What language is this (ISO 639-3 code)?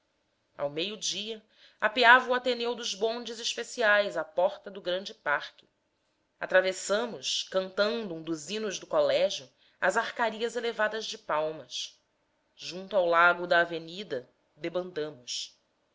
por